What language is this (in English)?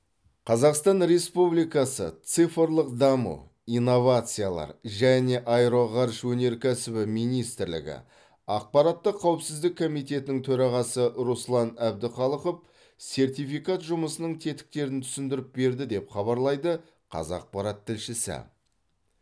Kazakh